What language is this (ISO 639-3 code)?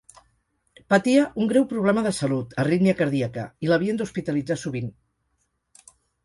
cat